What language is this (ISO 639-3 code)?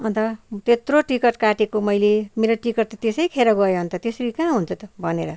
nep